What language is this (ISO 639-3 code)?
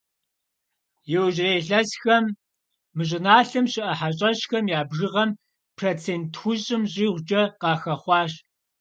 kbd